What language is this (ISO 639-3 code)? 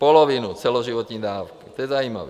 ces